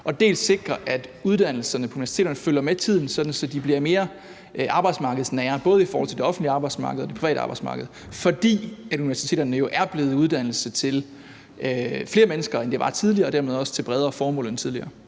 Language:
Danish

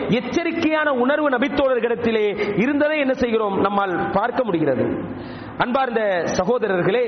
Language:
Tamil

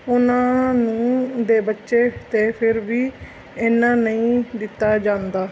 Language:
Punjabi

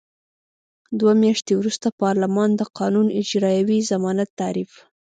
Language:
Pashto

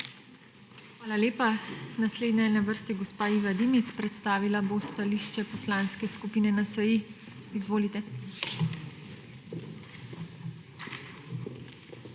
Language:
Slovenian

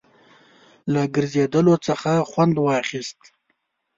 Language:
Pashto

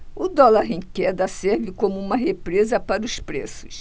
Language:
Portuguese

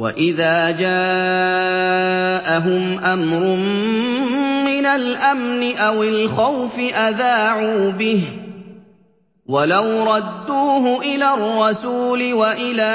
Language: Arabic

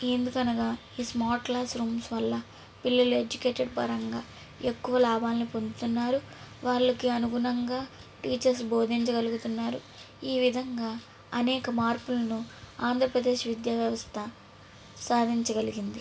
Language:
Telugu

